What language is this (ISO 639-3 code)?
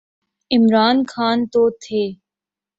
urd